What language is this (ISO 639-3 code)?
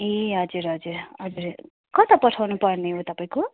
nep